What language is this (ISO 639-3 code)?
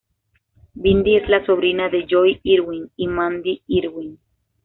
spa